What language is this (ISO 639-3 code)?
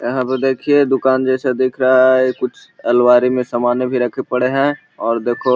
mag